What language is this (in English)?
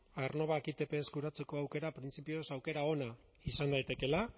Basque